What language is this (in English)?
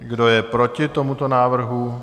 Czech